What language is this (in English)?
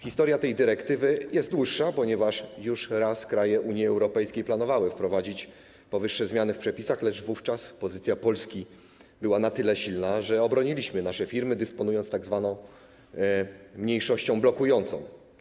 Polish